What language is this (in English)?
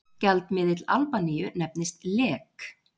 Icelandic